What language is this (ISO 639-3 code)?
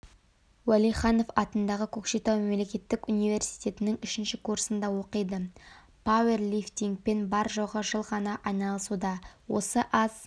kaz